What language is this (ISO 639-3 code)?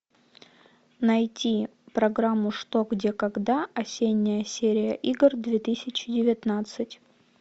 rus